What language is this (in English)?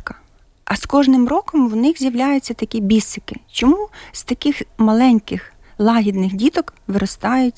Ukrainian